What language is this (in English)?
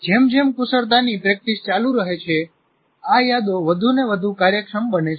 Gujarati